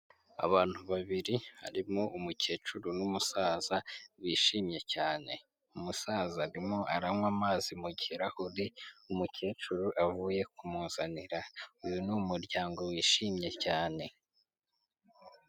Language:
Kinyarwanda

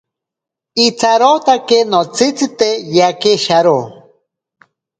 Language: Ashéninka Perené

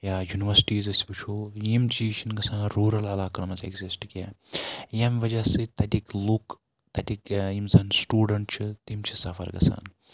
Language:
Kashmiri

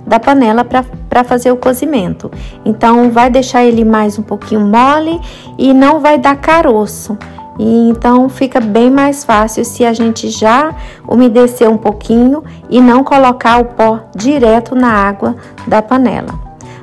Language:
Portuguese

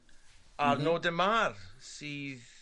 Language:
Welsh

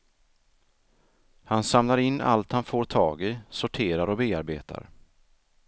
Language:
Swedish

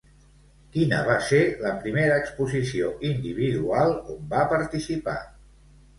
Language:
Catalan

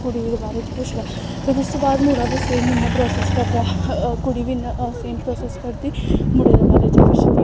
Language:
Dogri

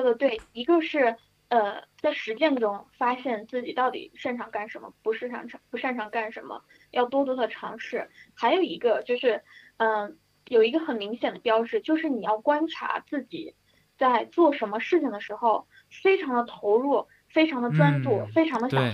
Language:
Chinese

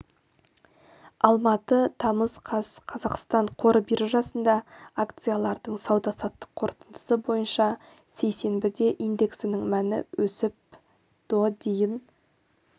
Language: Kazakh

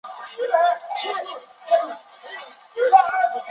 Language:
Chinese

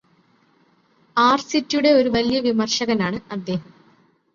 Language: Malayalam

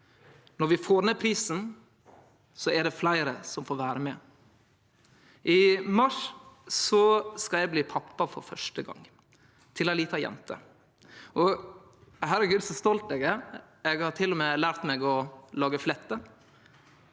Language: Norwegian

